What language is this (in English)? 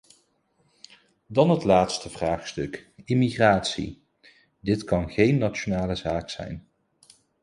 Dutch